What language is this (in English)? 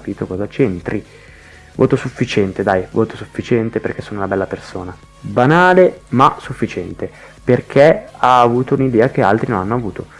Italian